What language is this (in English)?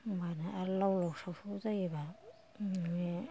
Bodo